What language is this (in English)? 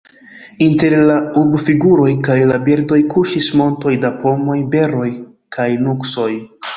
Esperanto